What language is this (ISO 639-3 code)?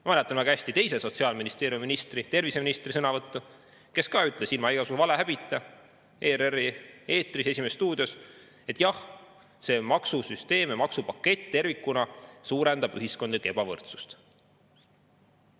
est